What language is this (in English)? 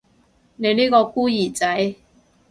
Cantonese